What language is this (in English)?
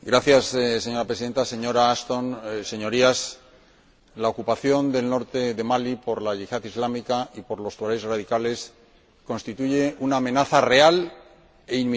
Spanish